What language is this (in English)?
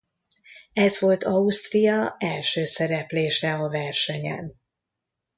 Hungarian